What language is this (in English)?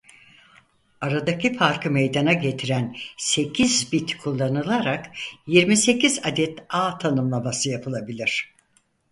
Turkish